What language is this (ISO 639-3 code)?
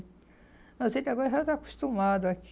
por